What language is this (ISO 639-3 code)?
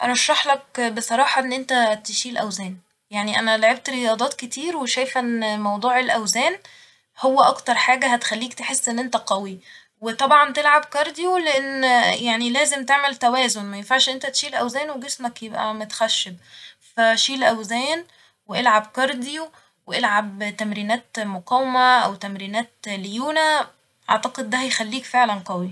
arz